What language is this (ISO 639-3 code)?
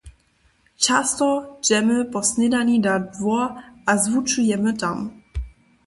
hsb